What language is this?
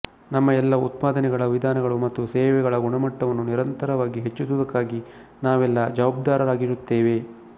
Kannada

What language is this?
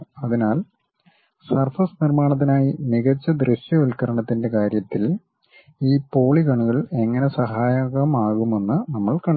Malayalam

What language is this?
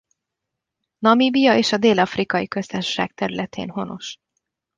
Hungarian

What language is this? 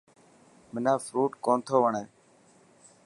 Dhatki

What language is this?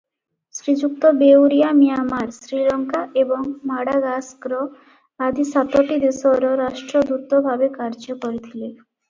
Odia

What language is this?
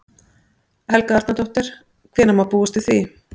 Icelandic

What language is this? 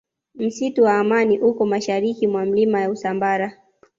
Swahili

